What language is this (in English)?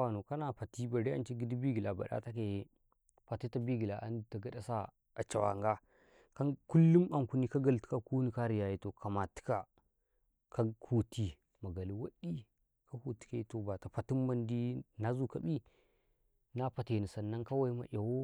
Karekare